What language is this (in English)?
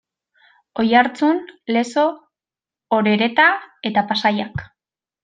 Basque